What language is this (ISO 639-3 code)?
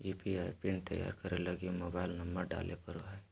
mag